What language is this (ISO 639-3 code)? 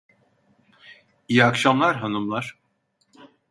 tur